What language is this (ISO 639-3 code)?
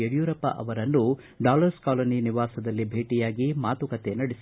kan